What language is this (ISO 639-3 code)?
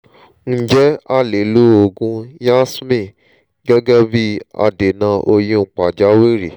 yor